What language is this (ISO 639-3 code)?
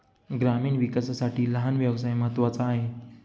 mar